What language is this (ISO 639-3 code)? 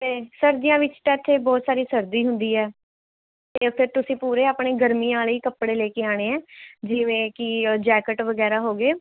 pan